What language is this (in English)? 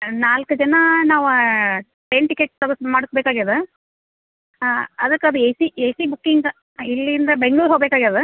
Kannada